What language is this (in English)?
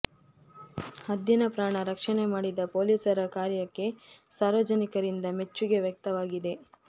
Kannada